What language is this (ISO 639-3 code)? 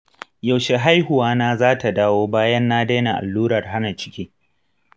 hau